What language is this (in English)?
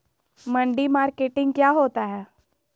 Magahi